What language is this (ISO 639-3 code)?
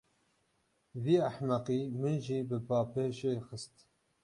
kur